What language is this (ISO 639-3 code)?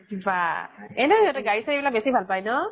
asm